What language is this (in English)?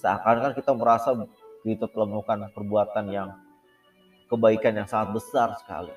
Indonesian